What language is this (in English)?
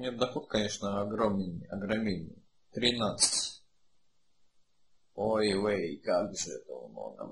Russian